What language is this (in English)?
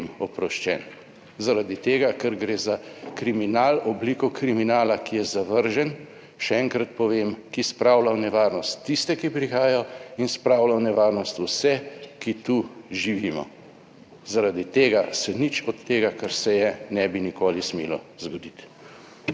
Slovenian